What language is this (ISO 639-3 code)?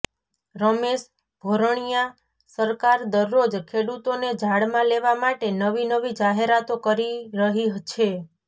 guj